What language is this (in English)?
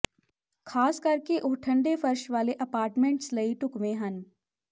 Punjabi